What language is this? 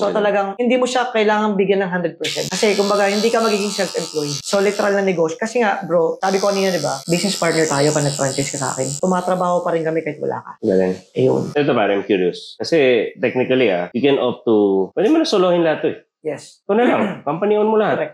Filipino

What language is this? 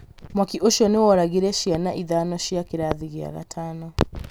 Kikuyu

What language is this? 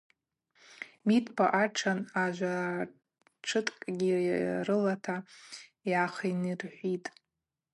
Abaza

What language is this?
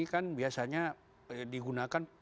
Indonesian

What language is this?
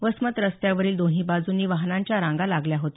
Marathi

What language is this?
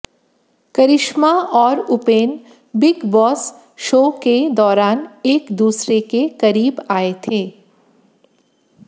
Hindi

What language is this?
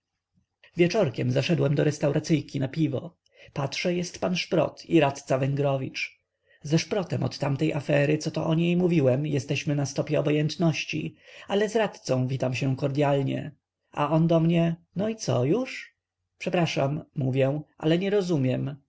Polish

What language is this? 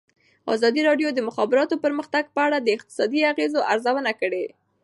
Pashto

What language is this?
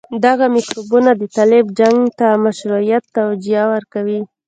Pashto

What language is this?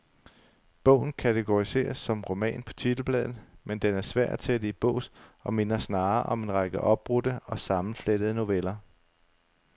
Danish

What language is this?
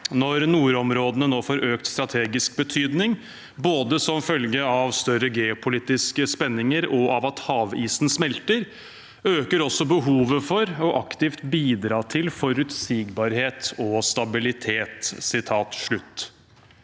Norwegian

